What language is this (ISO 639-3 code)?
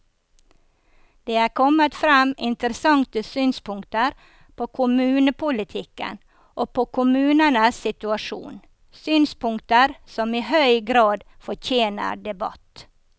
nor